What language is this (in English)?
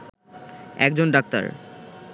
Bangla